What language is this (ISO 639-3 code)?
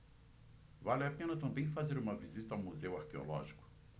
por